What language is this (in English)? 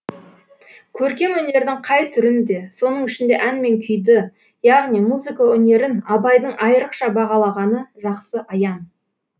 Kazakh